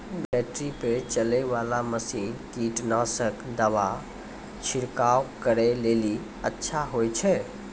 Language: Maithili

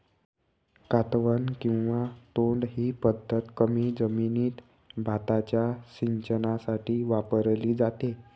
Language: Marathi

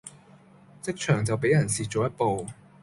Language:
Cantonese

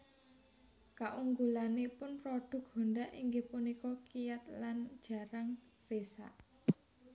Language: Javanese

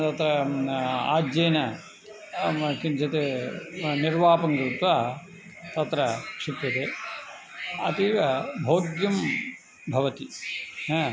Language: Sanskrit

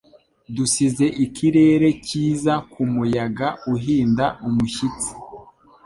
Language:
Kinyarwanda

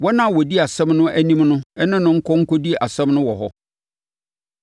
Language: Akan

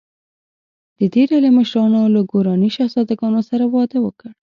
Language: Pashto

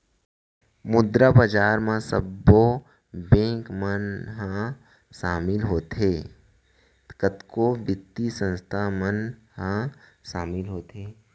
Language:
Chhattisgarhi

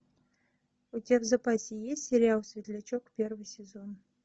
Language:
Russian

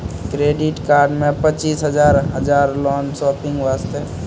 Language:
Maithili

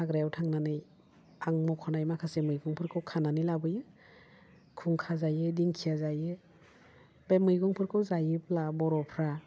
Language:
Bodo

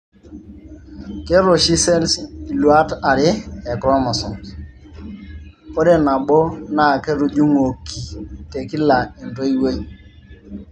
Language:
Masai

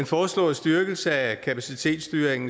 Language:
Danish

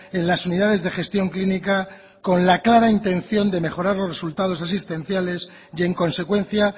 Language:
Spanish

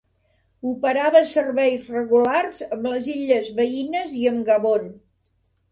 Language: Catalan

